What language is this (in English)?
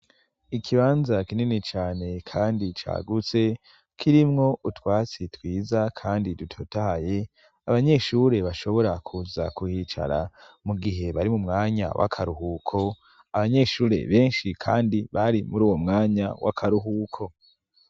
Rundi